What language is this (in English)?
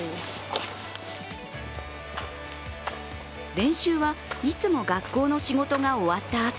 Japanese